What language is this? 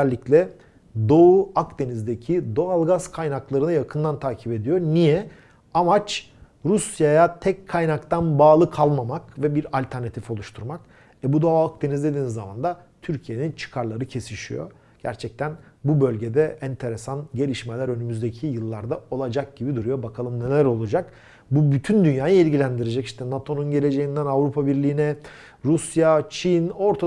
Turkish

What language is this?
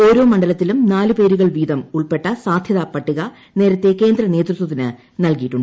Malayalam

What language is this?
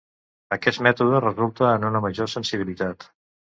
Catalan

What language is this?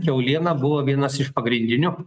Lithuanian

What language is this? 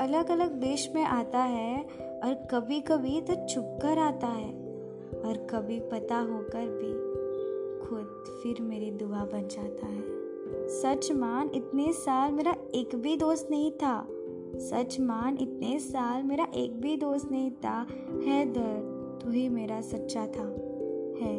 Hindi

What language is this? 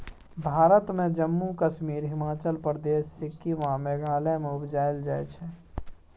Maithili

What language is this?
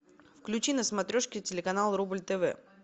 Russian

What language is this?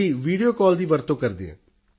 Punjabi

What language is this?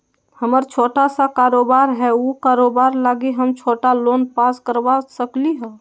Magahi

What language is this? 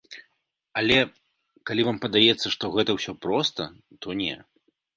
Belarusian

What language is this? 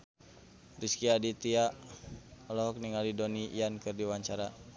Sundanese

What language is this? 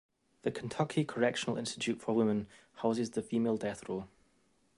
English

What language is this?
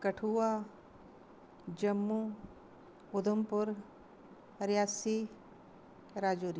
Dogri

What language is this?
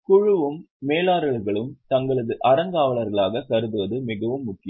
Tamil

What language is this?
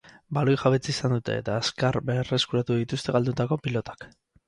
Basque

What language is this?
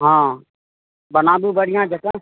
Maithili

